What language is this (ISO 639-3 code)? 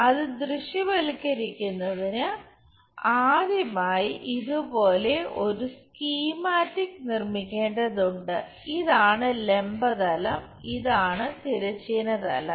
mal